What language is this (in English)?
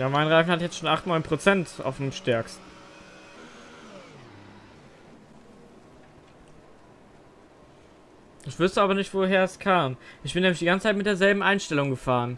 German